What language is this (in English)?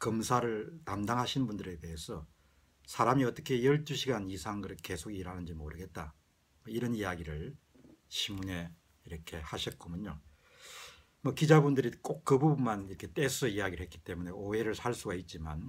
Korean